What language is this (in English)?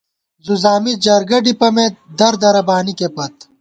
Gawar-Bati